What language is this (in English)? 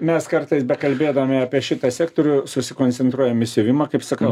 Lithuanian